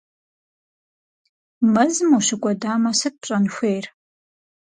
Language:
Kabardian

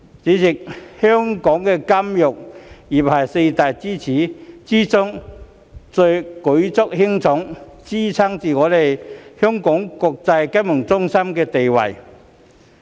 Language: Cantonese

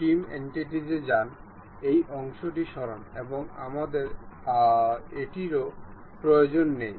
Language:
Bangla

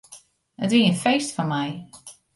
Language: Western Frisian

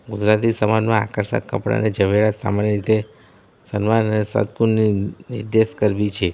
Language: Gujarati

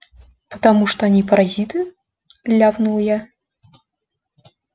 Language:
Russian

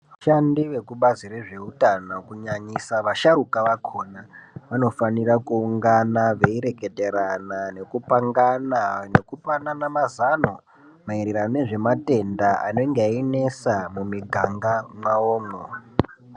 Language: Ndau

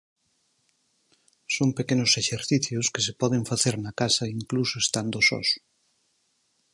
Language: Galician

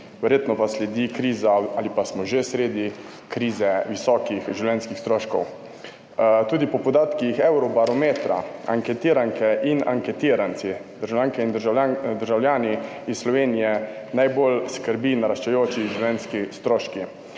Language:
Slovenian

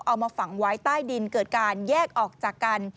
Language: Thai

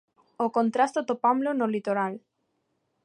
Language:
Galician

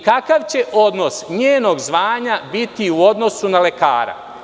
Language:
Serbian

